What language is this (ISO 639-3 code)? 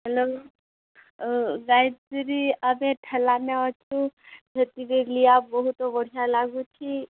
ori